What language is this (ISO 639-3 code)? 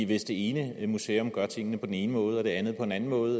dan